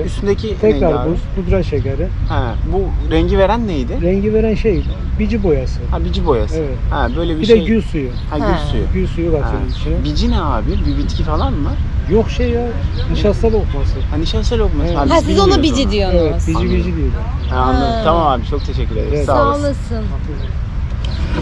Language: Turkish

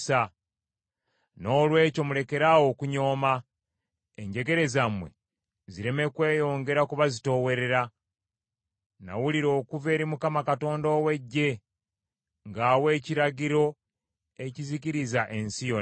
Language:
Ganda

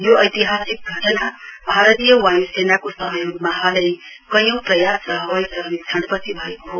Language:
Nepali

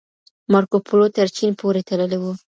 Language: Pashto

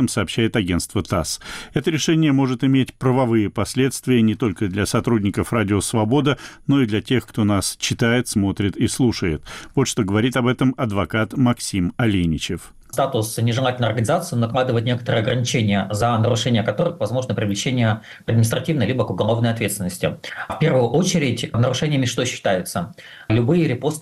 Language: Russian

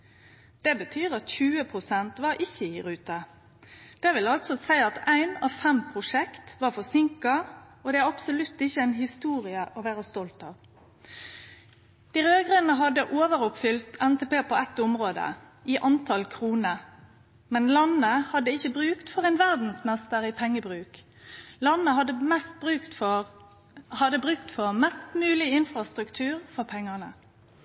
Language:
Norwegian Nynorsk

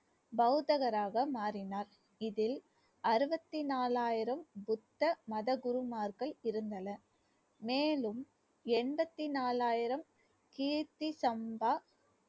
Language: Tamil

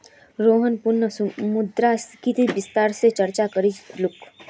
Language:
Magahi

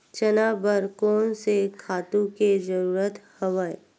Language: Chhattisgarhi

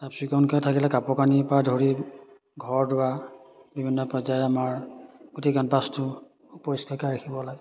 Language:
Assamese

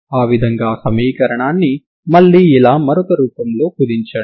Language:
Telugu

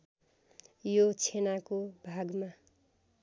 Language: Nepali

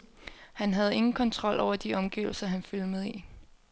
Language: Danish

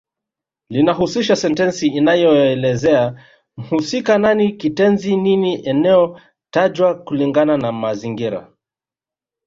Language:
Swahili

